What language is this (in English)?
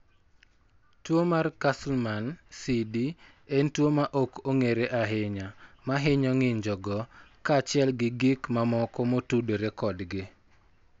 Luo (Kenya and Tanzania)